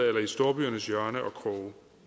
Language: Danish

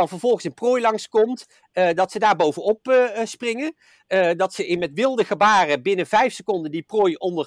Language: Dutch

